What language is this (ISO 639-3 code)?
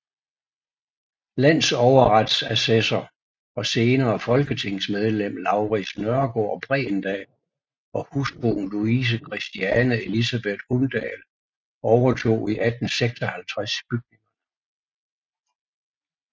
dan